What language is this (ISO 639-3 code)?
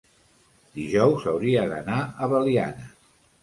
cat